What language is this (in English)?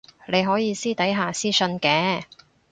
Cantonese